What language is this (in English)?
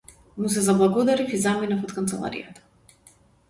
Macedonian